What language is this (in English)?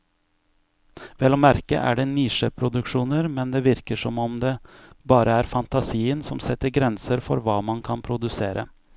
Norwegian